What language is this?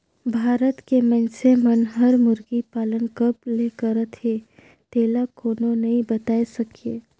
Chhattisgarhi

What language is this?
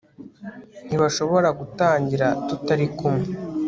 Kinyarwanda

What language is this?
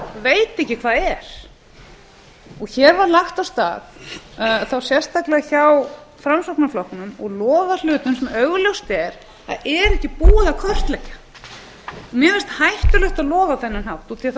Icelandic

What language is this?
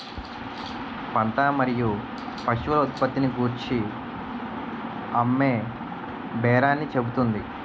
Telugu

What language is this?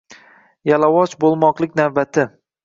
Uzbek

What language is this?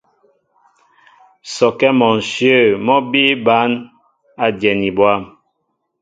Mbo (Cameroon)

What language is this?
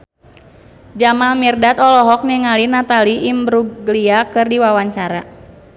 Sundanese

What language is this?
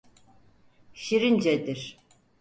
Turkish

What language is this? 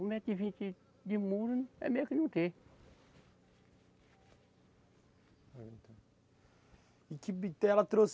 Portuguese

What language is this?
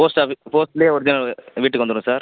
Tamil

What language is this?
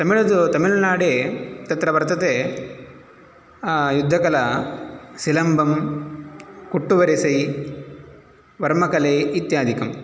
Sanskrit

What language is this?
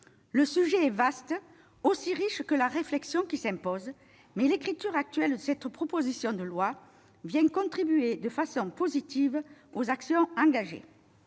French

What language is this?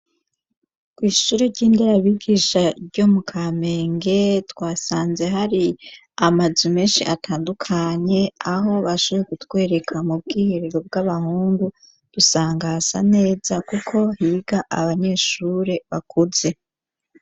Rundi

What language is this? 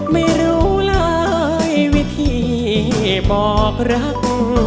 Thai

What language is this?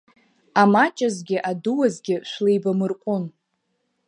Abkhazian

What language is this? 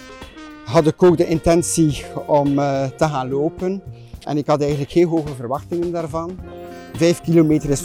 Dutch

